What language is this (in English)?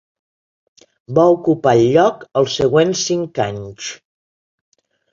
Catalan